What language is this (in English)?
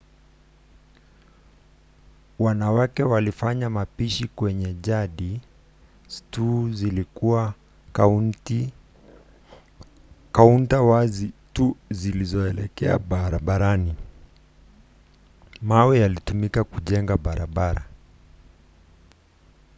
Swahili